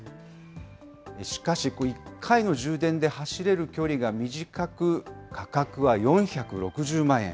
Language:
Japanese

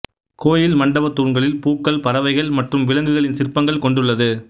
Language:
Tamil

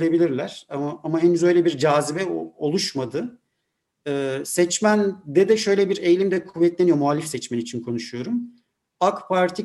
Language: Turkish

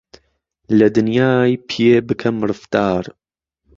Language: Central Kurdish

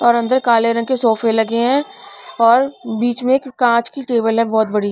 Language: Hindi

